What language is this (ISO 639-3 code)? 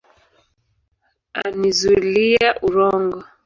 swa